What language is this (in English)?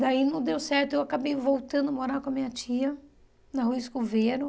Portuguese